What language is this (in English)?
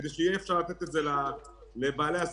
Hebrew